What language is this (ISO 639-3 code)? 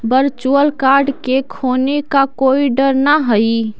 mag